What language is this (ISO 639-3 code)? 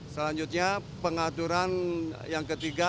ind